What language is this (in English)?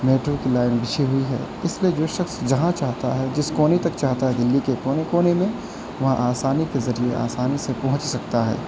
Urdu